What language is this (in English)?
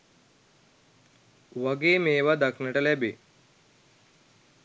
Sinhala